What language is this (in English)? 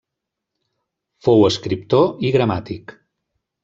Catalan